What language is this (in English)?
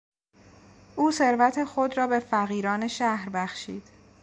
Persian